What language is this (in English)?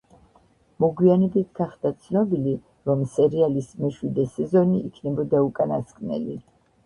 Georgian